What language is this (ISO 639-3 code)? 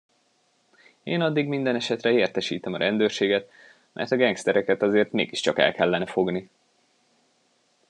hun